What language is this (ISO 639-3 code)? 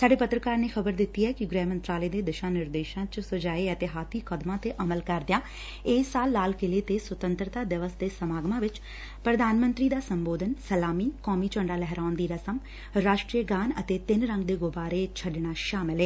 pan